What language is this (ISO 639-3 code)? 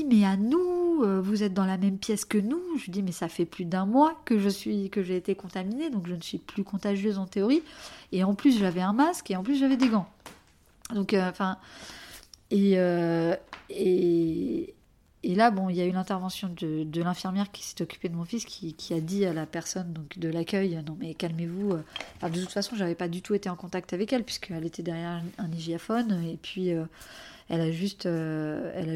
fra